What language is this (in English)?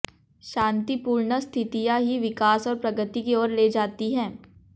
Hindi